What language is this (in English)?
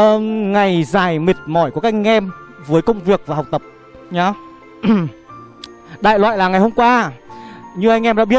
Vietnamese